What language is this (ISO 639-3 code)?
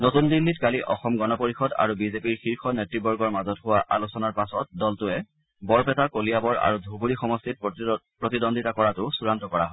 asm